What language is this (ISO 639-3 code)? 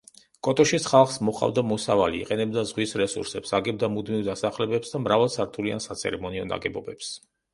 kat